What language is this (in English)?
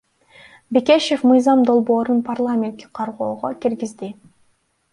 Kyrgyz